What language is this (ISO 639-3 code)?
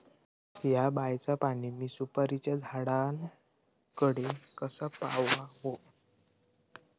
mar